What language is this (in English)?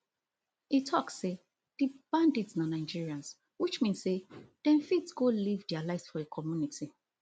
Nigerian Pidgin